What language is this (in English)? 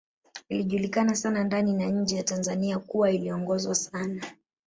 Swahili